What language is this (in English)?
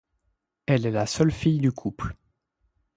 French